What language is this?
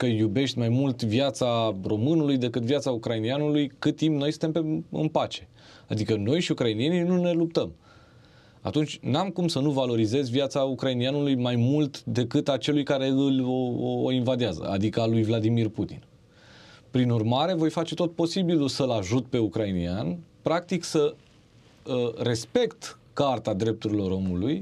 Romanian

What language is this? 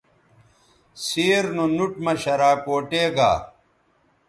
Bateri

